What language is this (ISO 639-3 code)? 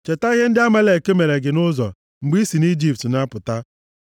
ibo